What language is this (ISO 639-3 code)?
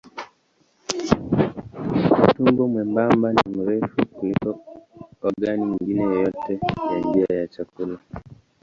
swa